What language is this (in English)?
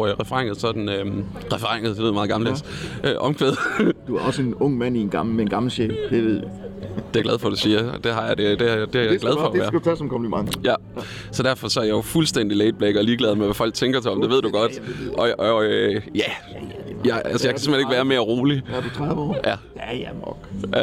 Danish